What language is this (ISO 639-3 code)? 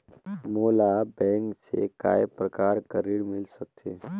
hne